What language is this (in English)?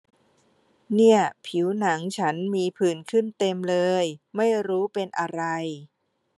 Thai